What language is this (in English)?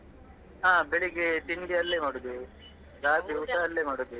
Kannada